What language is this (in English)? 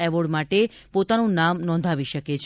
Gujarati